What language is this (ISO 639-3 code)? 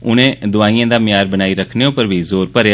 doi